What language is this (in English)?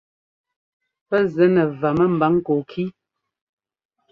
Ngomba